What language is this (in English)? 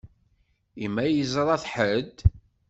Kabyle